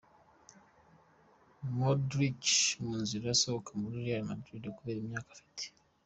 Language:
Kinyarwanda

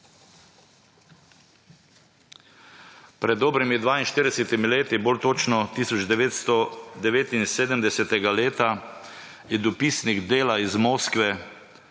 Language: Slovenian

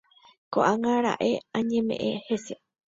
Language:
Guarani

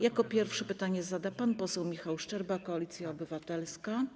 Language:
Polish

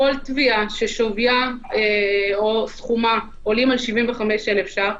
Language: Hebrew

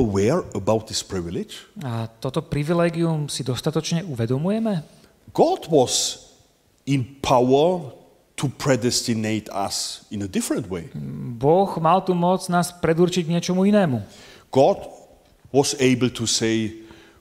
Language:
Slovak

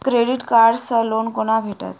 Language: Maithili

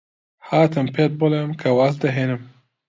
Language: Central Kurdish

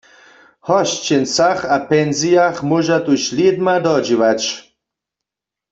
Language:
Upper Sorbian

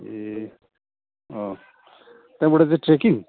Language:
Nepali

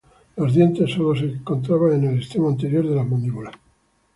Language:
Spanish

